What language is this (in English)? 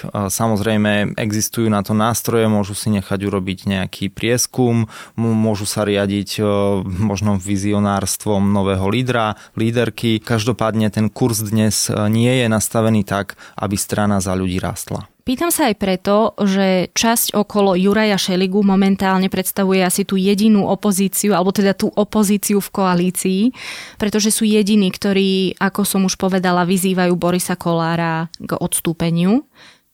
Slovak